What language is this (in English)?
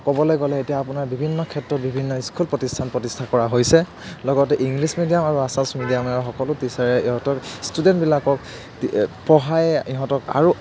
Assamese